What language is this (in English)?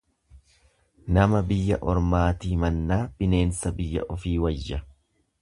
Oromo